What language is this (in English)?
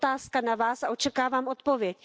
Czech